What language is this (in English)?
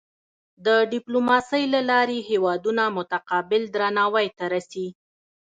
Pashto